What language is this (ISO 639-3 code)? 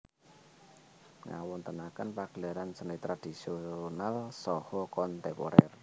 jav